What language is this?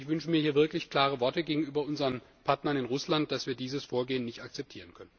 German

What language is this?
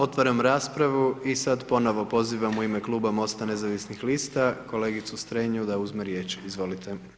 Croatian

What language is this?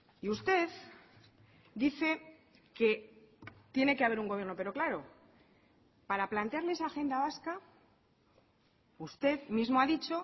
Spanish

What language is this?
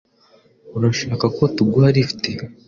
Kinyarwanda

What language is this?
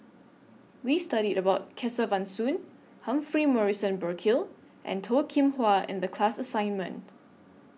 English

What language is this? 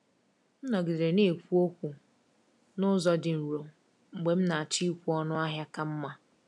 Igbo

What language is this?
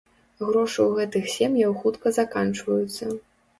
Belarusian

